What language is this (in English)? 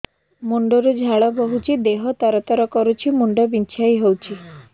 Odia